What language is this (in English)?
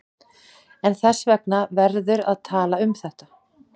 Icelandic